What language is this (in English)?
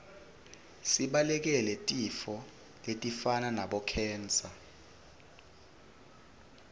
Swati